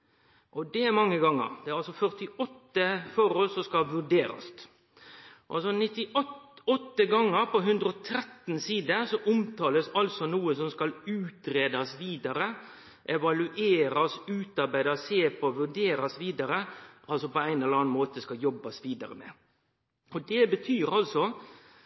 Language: Norwegian Nynorsk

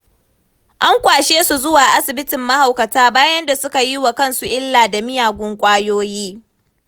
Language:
Hausa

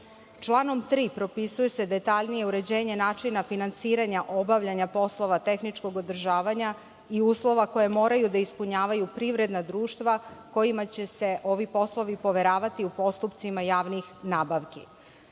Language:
Serbian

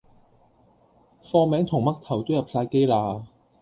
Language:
Cantonese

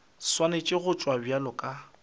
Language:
Northern Sotho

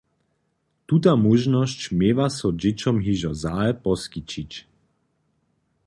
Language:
Upper Sorbian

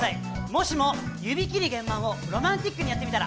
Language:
Japanese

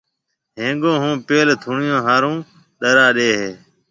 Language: Marwari (Pakistan)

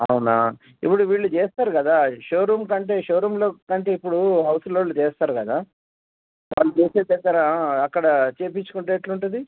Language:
Telugu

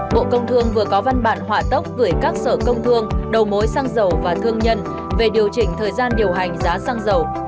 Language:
Vietnamese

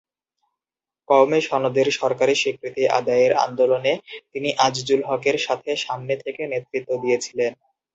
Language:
Bangla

